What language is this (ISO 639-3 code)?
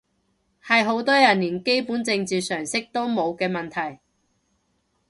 yue